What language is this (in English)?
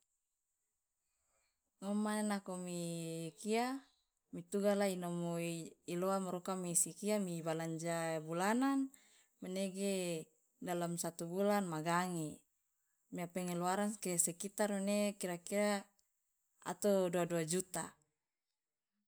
Loloda